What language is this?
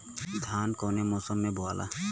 Bhojpuri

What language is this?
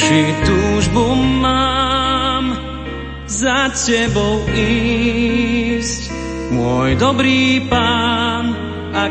Slovak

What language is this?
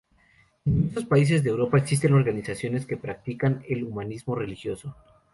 Spanish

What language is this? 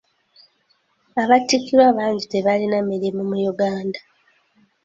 Ganda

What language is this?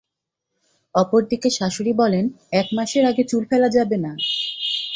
Bangla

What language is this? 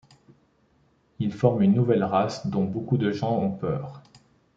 French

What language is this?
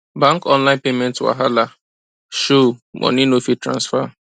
Nigerian Pidgin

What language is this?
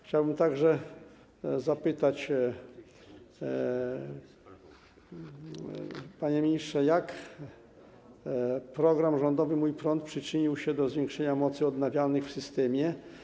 Polish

